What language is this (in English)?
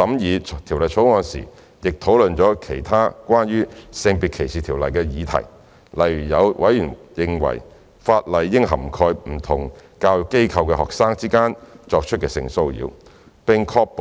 Cantonese